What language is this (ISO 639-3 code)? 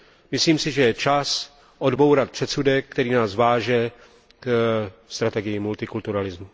ces